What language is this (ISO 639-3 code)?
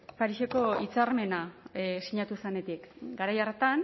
eus